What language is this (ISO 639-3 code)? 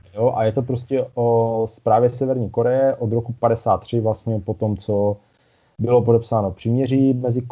ces